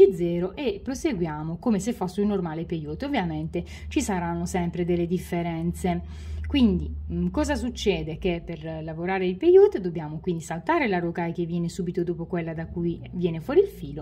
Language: Italian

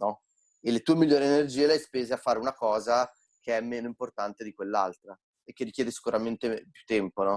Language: Italian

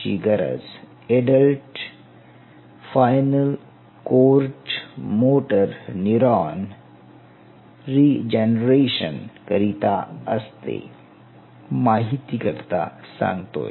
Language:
Marathi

